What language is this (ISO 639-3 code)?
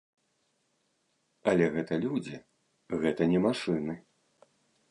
bel